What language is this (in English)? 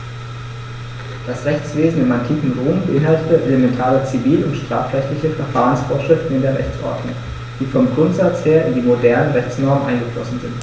German